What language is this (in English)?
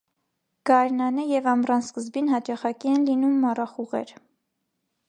Armenian